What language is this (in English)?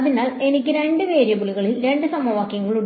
Malayalam